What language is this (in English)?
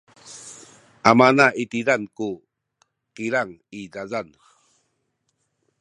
Sakizaya